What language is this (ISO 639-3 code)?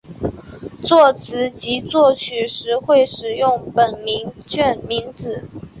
zho